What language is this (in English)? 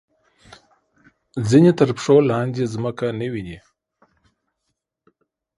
Pashto